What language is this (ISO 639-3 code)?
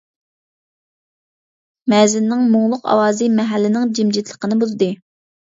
uig